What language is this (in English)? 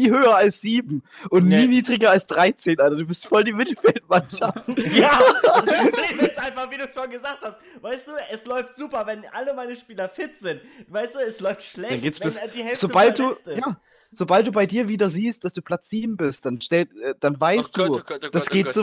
German